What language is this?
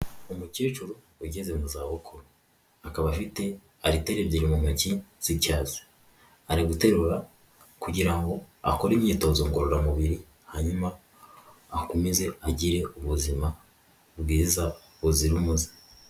Kinyarwanda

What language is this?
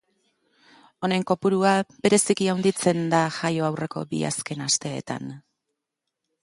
Basque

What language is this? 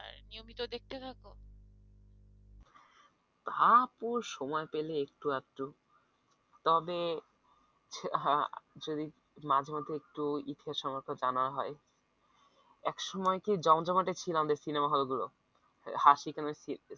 Bangla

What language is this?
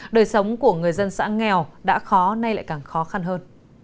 Vietnamese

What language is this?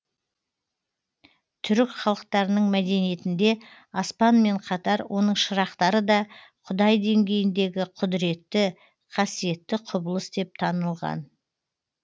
Kazakh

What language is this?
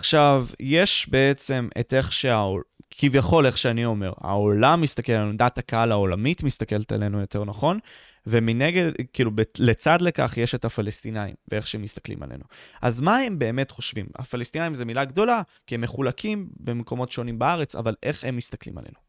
Hebrew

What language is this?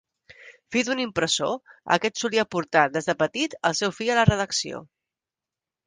Catalan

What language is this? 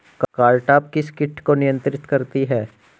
Hindi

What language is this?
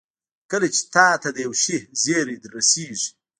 Pashto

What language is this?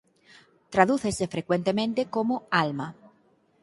Galician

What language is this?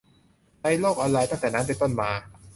Thai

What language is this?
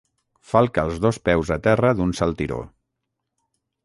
Catalan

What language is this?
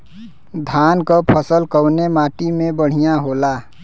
Bhojpuri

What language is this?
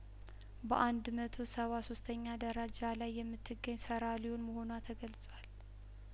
Amharic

